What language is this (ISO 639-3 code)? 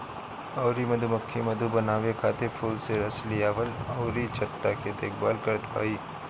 bho